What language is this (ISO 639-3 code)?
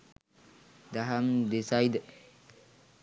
sin